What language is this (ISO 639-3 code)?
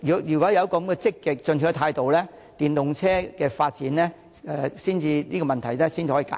yue